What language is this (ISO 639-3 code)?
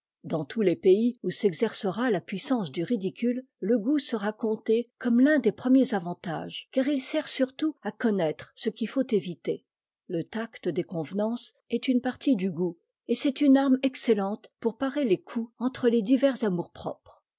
fra